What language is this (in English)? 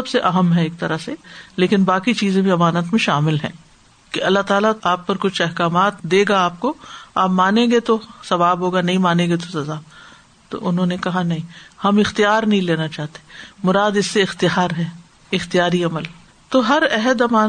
Urdu